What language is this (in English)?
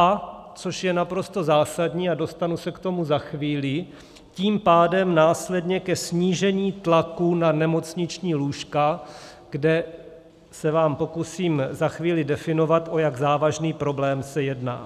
Czech